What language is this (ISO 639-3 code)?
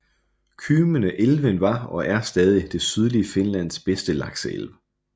dan